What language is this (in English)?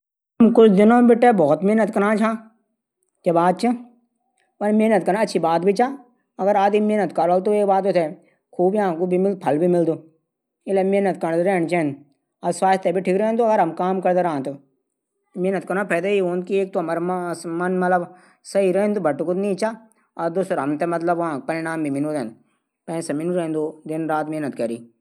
Garhwali